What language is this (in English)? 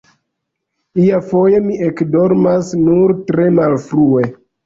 Esperanto